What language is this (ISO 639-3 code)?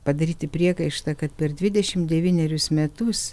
lit